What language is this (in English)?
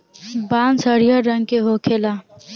Bhojpuri